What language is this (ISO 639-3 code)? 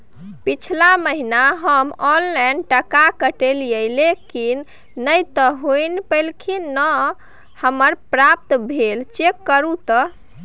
mai